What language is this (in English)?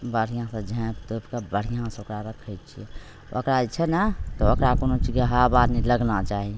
Maithili